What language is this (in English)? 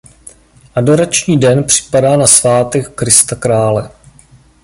Czech